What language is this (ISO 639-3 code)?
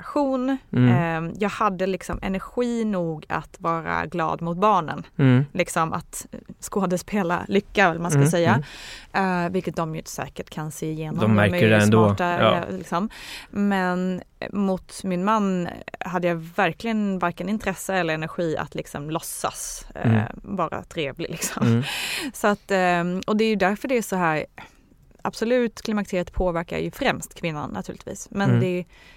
swe